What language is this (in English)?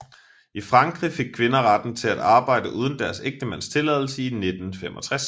Danish